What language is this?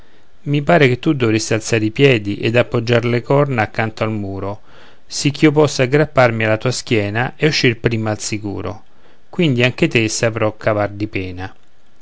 Italian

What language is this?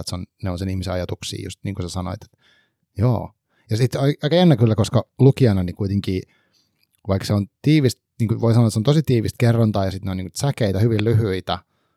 Finnish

